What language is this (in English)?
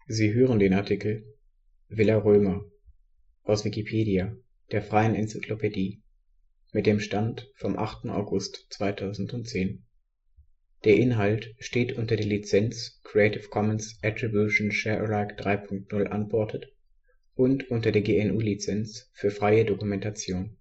German